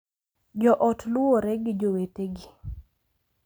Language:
Luo (Kenya and Tanzania)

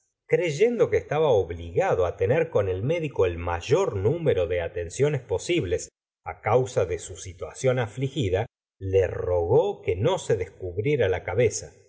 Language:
Spanish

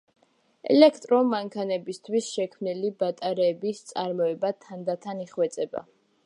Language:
Georgian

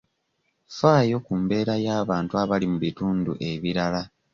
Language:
Ganda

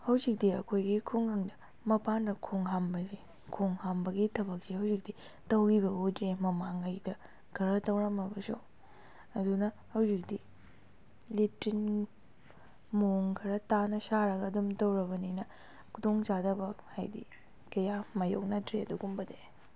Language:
Manipuri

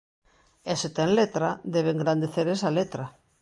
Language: Galician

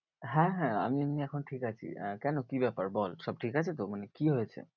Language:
Bangla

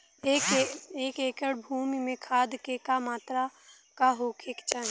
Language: Bhojpuri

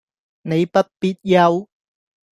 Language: Cantonese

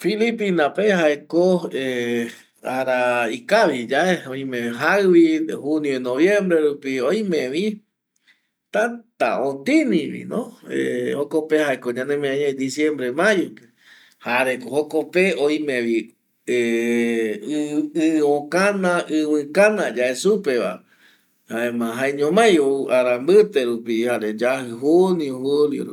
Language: Eastern Bolivian Guaraní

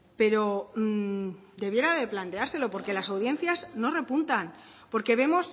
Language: Spanish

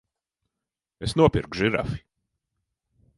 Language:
Latvian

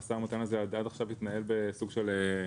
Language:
Hebrew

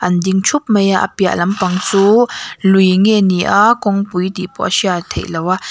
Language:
Mizo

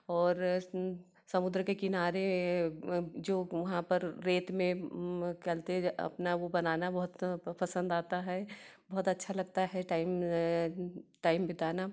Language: Hindi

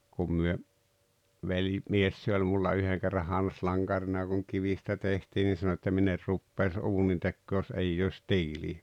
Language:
Finnish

